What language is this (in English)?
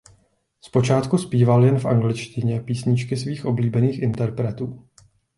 Czech